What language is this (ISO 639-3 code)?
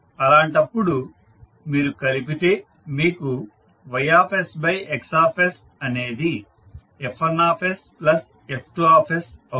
tel